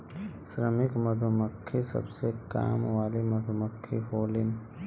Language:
Bhojpuri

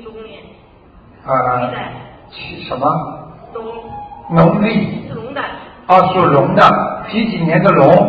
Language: Chinese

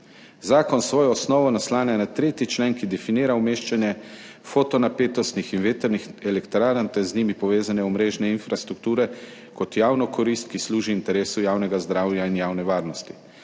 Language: Slovenian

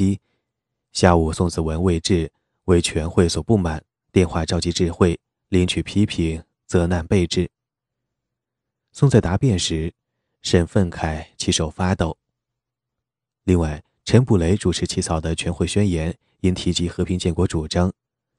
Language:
Chinese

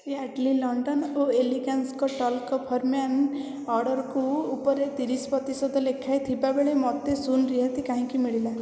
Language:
Odia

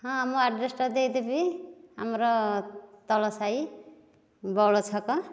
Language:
Odia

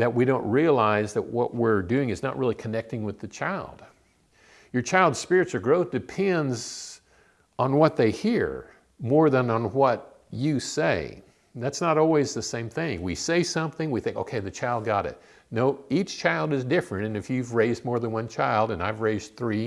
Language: English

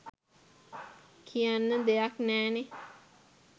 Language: Sinhala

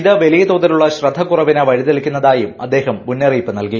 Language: Malayalam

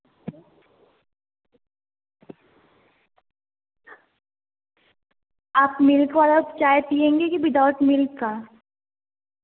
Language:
Hindi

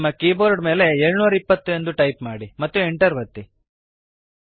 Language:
Kannada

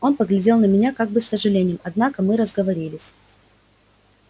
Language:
Russian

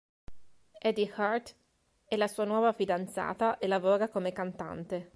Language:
Italian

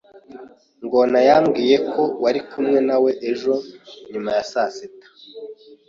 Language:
Kinyarwanda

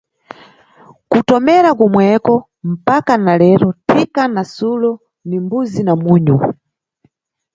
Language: Nyungwe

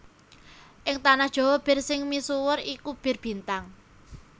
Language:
Javanese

